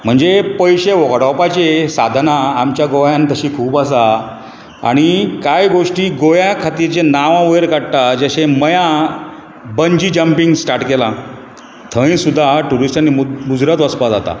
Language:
Konkani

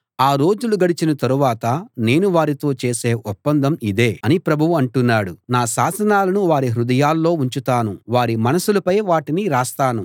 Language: Telugu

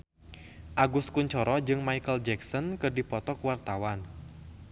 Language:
Sundanese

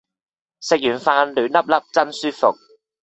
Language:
Cantonese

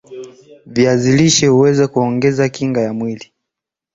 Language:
Swahili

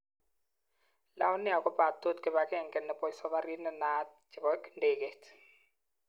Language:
Kalenjin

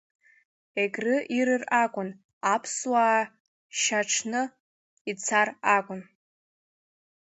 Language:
Abkhazian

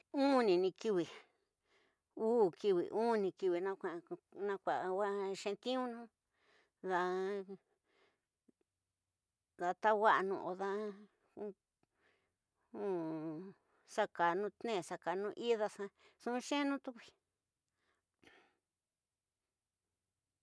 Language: Tidaá Mixtec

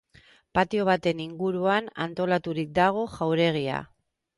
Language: Basque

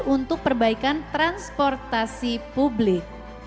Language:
Indonesian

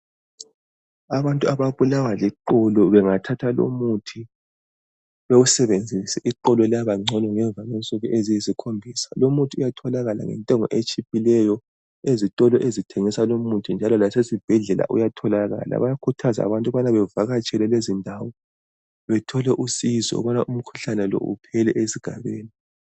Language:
North Ndebele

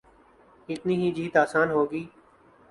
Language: Urdu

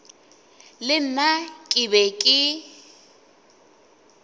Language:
Northern Sotho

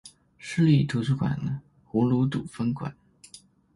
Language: Chinese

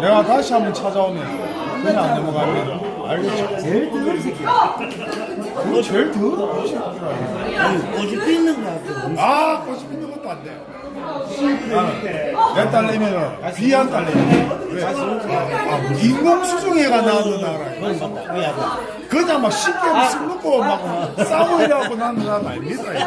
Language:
Korean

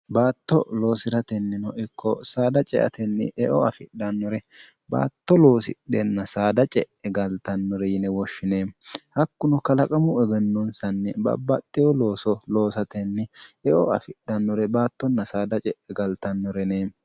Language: Sidamo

